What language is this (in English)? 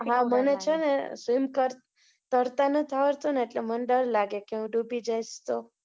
Gujarati